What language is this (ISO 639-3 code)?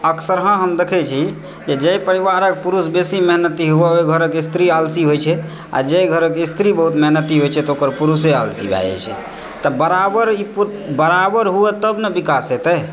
mai